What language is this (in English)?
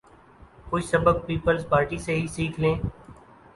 Urdu